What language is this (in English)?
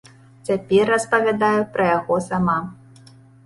Belarusian